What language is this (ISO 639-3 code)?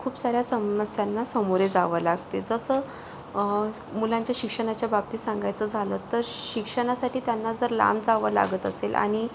mar